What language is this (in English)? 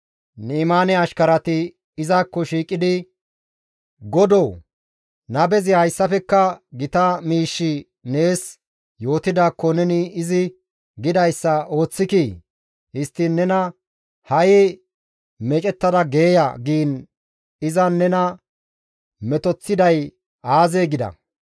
Gamo